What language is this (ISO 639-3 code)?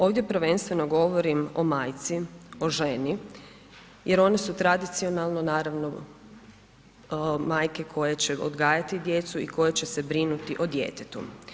hrv